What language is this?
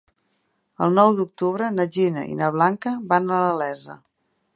Catalan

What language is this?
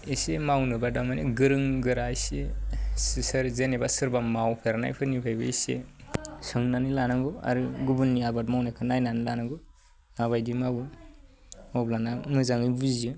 Bodo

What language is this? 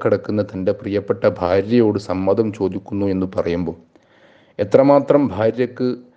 Malayalam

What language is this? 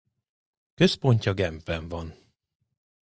Hungarian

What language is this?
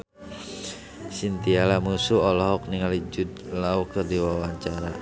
Sundanese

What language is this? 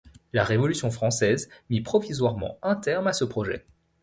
French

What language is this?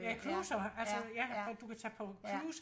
Danish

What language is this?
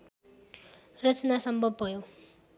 Nepali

